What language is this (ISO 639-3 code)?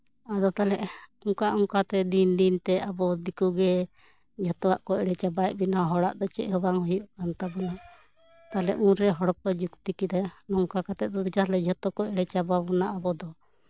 sat